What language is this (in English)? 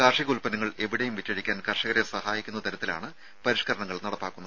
Malayalam